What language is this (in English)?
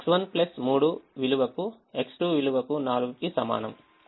Telugu